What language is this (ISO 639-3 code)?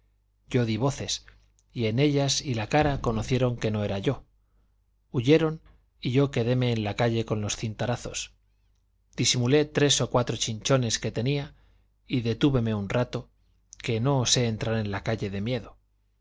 spa